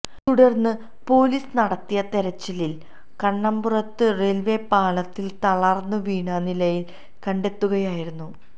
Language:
Malayalam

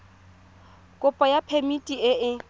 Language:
Tswana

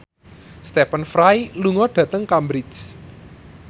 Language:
Javanese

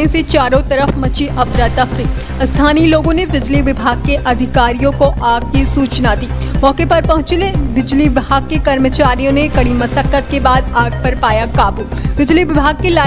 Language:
Hindi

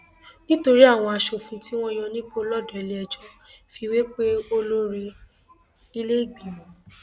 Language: Yoruba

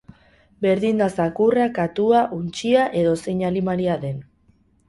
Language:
Basque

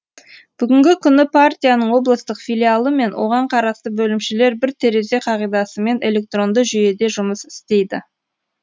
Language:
Kazakh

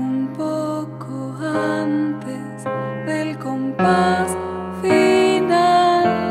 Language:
Romanian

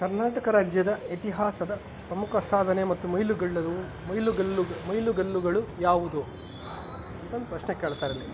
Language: Kannada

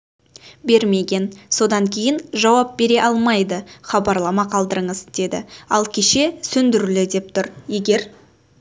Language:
Kazakh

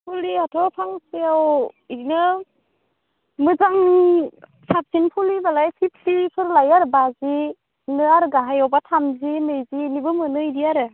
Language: Bodo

